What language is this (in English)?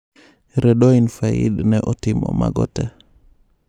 Luo (Kenya and Tanzania)